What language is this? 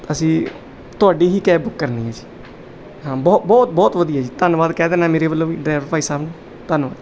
Punjabi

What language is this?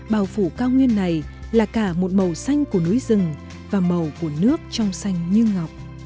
Vietnamese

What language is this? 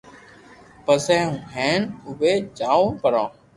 Loarki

